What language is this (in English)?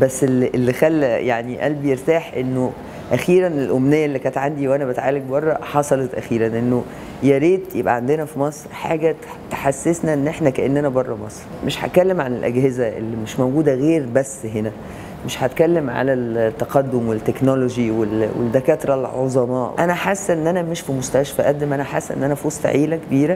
Arabic